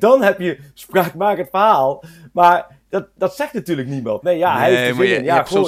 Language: Dutch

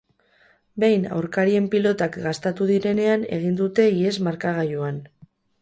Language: Basque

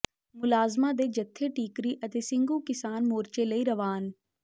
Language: Punjabi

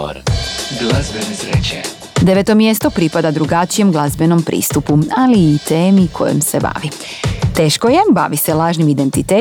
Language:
Croatian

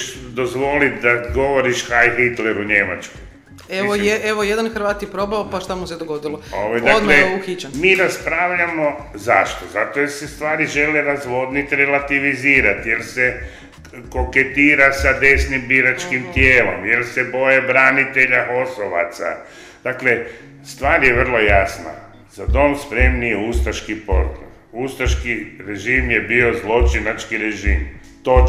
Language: Croatian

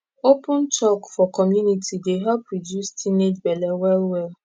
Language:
Nigerian Pidgin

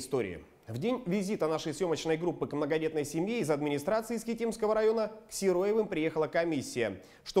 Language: Russian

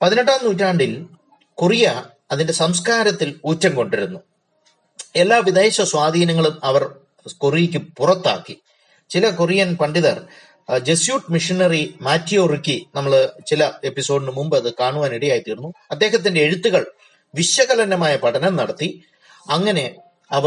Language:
Malayalam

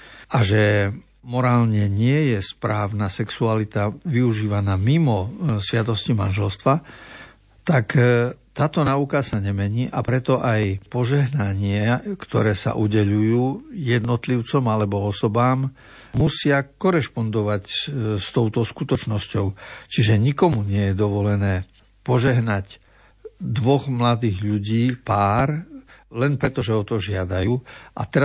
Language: Slovak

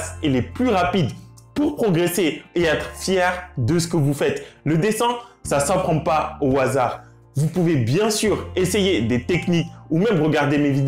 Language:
French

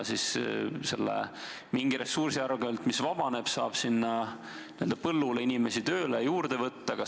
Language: Estonian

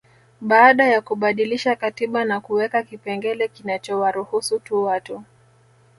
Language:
Swahili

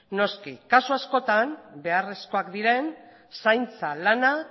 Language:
Basque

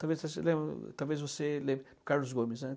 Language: Portuguese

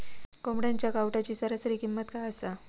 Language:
Marathi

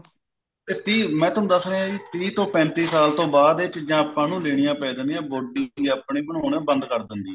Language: Punjabi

